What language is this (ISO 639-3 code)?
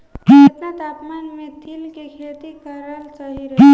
bho